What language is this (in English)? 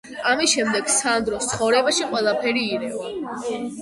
Georgian